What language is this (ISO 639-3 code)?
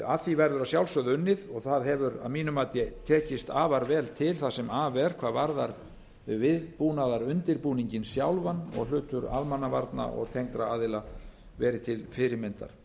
isl